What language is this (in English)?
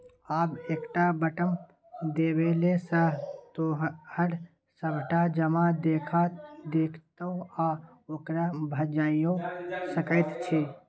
Maithili